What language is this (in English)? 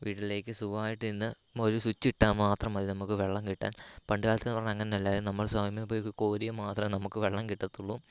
Malayalam